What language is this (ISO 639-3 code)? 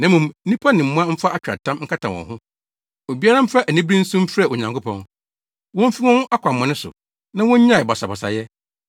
aka